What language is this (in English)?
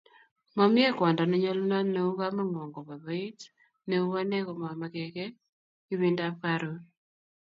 Kalenjin